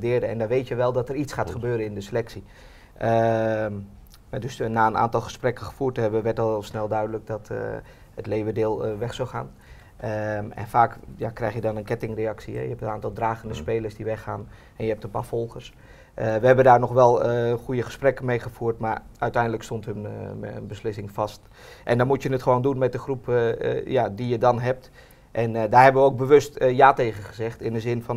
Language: Dutch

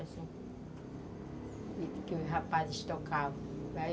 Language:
Portuguese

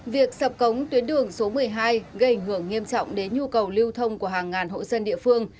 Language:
Vietnamese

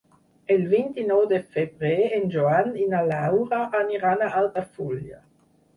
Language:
Catalan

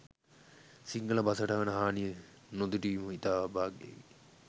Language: Sinhala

